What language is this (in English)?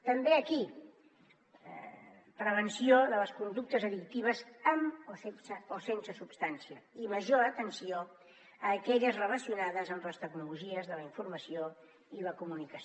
Catalan